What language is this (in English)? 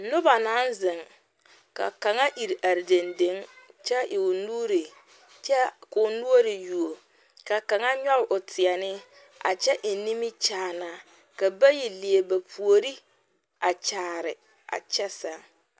Southern Dagaare